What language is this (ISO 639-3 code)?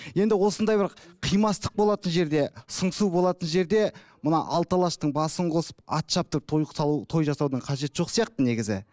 kaz